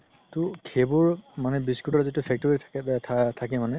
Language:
Assamese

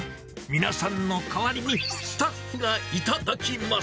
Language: Japanese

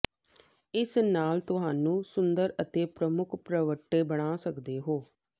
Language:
Punjabi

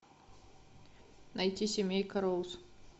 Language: Russian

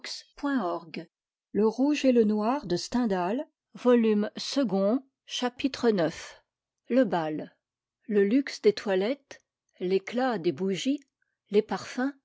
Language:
French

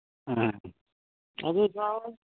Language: Manipuri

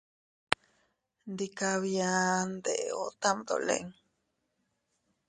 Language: Teutila Cuicatec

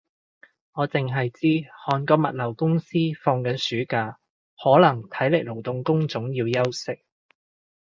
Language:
Cantonese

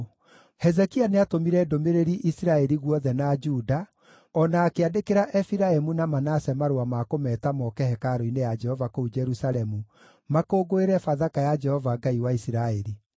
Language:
Kikuyu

